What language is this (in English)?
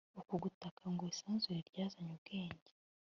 Kinyarwanda